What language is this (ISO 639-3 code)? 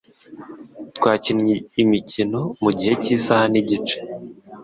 kin